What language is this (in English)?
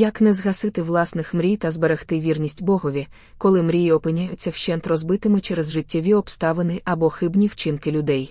Ukrainian